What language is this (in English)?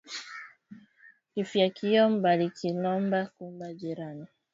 Swahili